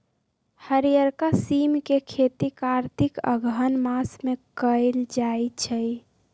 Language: Magahi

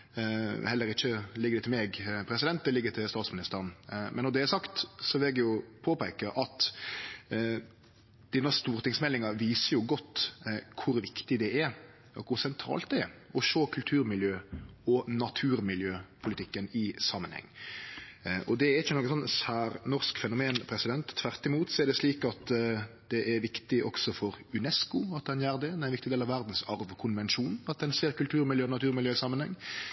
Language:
Norwegian Nynorsk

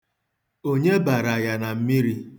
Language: Igbo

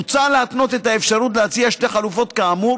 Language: Hebrew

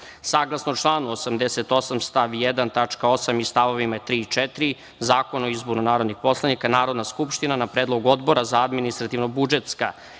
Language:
Serbian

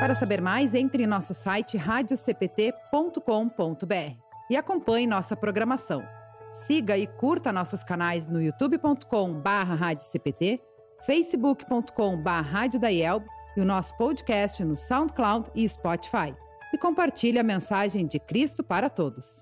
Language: Portuguese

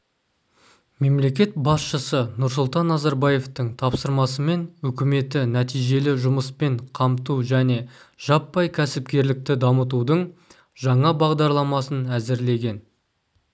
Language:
Kazakh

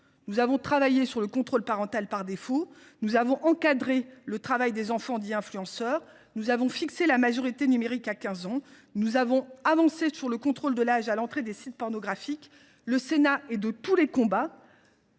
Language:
French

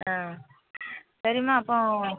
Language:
Tamil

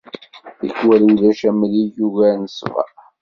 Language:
Kabyle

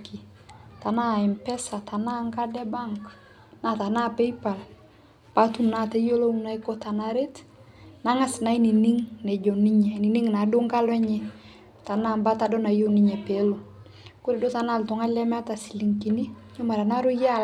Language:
Masai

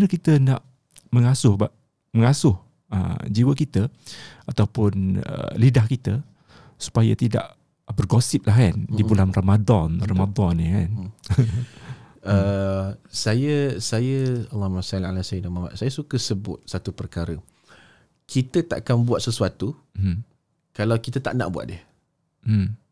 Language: Malay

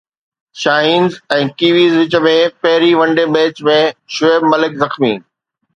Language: Sindhi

